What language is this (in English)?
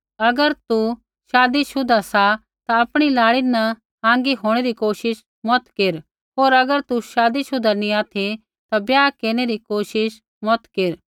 Kullu Pahari